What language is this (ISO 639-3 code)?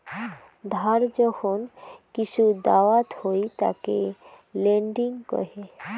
ben